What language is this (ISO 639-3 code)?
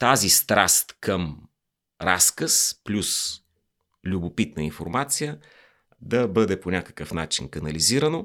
bul